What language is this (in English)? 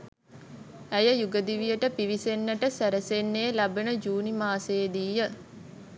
Sinhala